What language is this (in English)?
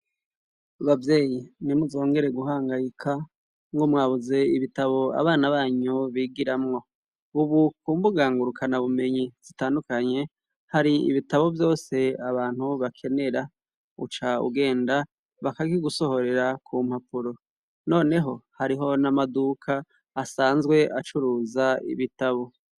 Rundi